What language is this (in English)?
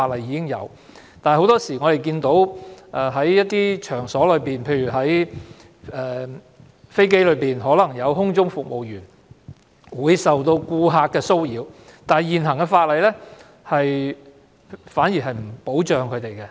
Cantonese